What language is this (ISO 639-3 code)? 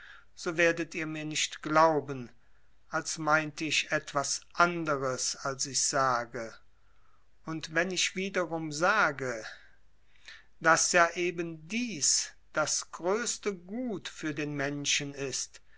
deu